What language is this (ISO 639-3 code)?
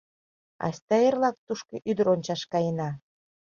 chm